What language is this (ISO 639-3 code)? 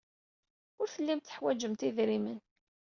kab